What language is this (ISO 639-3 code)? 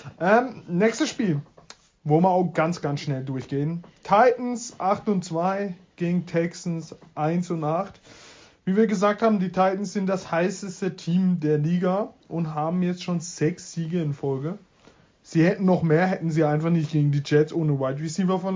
deu